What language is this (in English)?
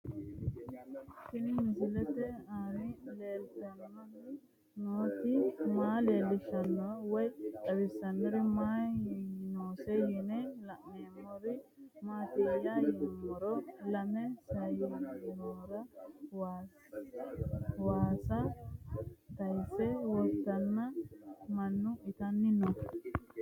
Sidamo